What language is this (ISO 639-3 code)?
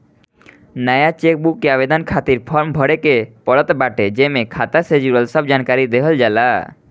bho